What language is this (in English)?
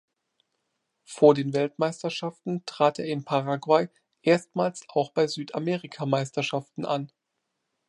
German